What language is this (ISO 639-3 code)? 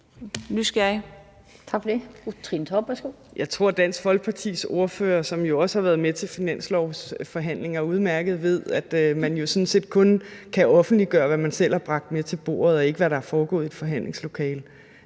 dan